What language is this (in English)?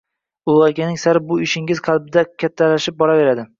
Uzbek